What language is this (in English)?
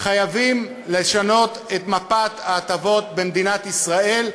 Hebrew